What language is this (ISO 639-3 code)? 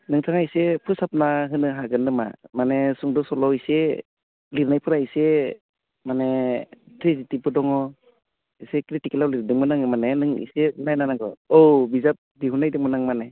brx